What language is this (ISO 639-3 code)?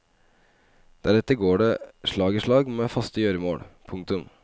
nor